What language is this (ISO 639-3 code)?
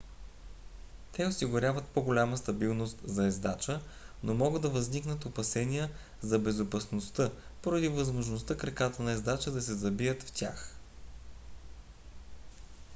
bul